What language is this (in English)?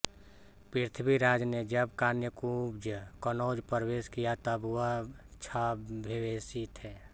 Hindi